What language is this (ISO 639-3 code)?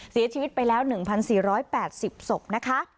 tha